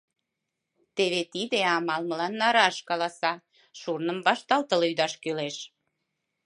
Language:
Mari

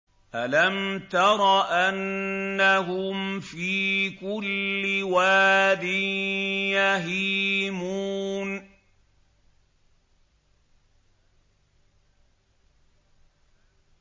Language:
Arabic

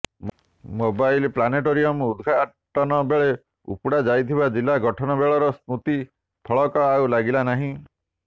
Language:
Odia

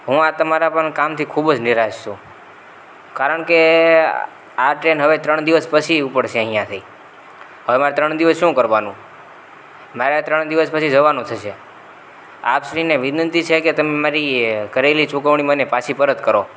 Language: Gujarati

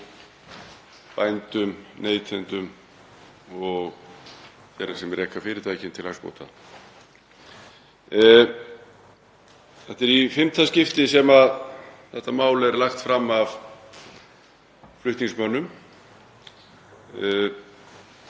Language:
Icelandic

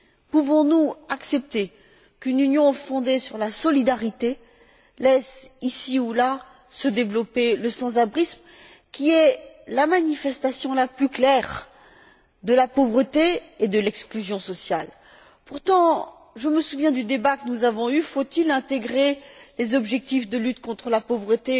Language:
French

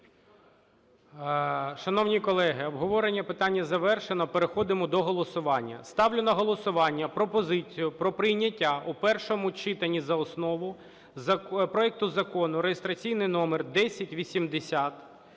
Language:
Ukrainian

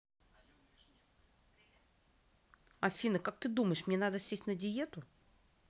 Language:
Russian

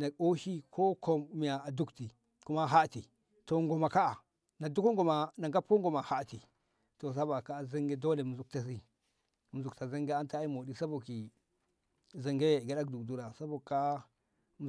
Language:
Ngamo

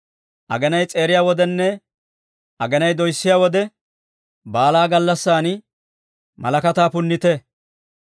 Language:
Dawro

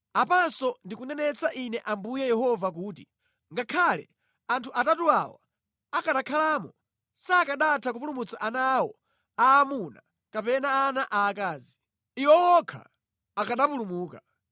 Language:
Nyanja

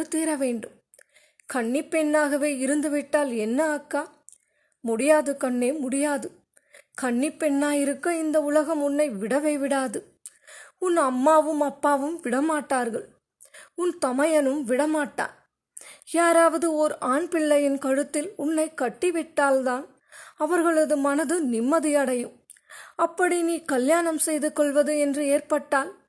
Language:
Tamil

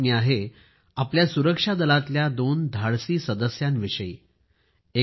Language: Marathi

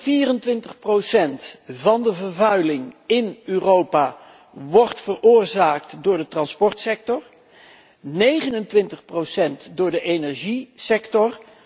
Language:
Dutch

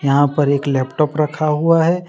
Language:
Hindi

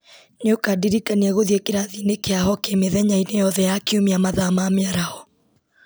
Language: Kikuyu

